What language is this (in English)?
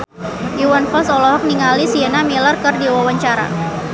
Sundanese